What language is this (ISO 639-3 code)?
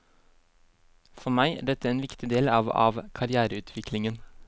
nor